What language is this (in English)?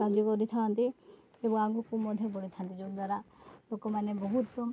Odia